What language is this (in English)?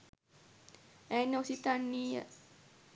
Sinhala